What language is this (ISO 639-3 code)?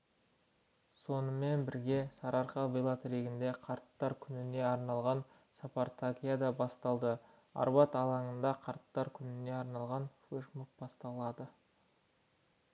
kaz